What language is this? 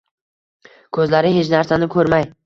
Uzbek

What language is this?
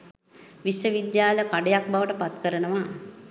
Sinhala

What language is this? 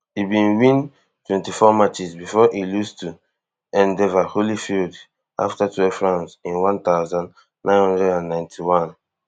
Nigerian Pidgin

